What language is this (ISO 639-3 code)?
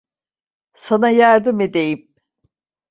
tur